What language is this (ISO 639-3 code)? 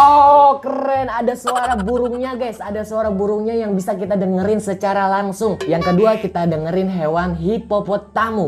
ind